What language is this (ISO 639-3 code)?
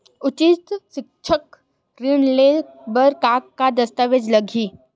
hne